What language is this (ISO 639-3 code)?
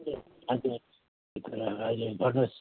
nep